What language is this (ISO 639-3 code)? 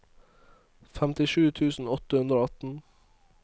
nor